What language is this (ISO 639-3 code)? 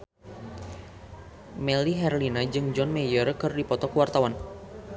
sun